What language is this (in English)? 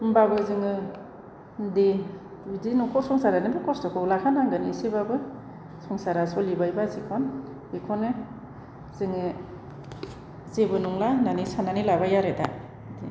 Bodo